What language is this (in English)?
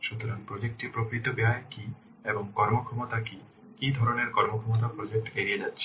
Bangla